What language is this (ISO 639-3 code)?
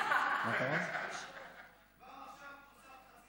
heb